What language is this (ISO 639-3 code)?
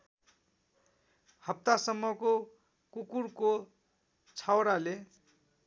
nep